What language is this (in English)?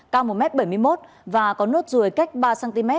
Vietnamese